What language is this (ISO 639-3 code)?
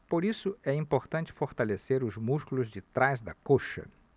por